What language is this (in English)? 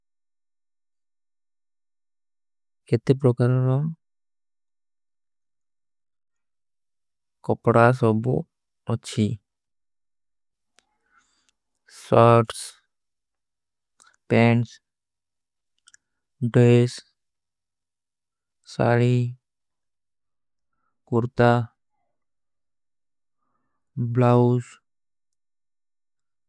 Kui (India)